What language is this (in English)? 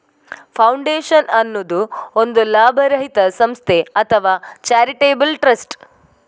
Kannada